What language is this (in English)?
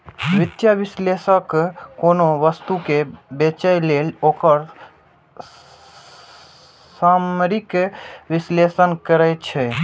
Maithili